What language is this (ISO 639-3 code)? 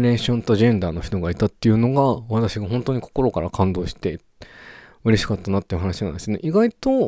jpn